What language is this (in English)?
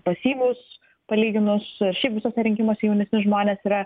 Lithuanian